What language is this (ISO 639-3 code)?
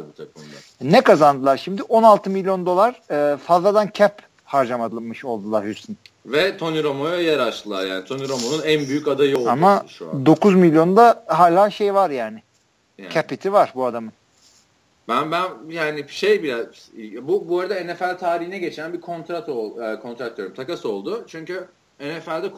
tur